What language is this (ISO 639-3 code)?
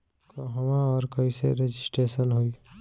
bho